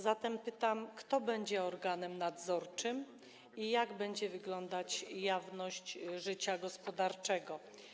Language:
Polish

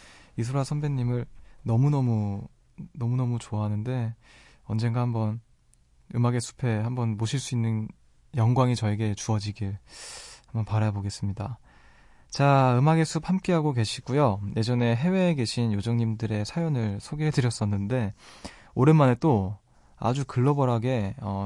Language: Korean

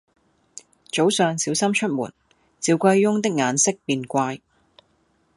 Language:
Cantonese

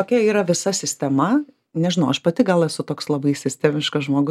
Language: Lithuanian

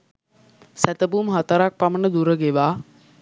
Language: Sinhala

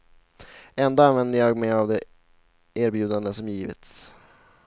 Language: Swedish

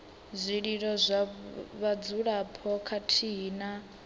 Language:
Venda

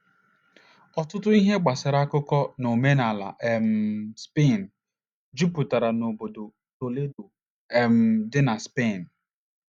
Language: Igbo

